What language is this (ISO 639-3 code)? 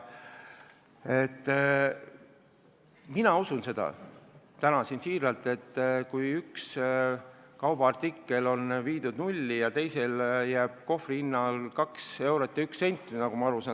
est